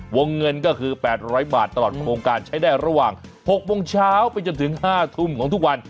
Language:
Thai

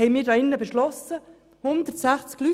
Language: Swiss German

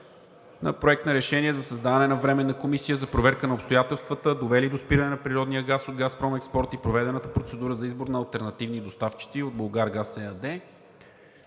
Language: Bulgarian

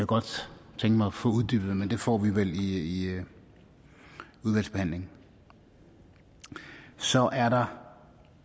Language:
Danish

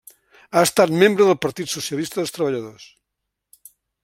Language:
Catalan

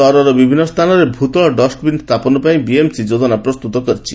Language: Odia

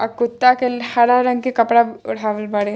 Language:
Bhojpuri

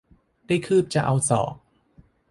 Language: Thai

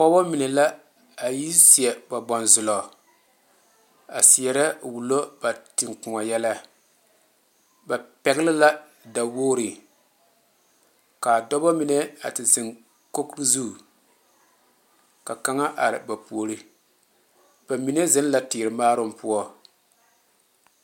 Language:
Southern Dagaare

